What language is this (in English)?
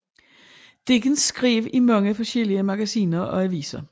Danish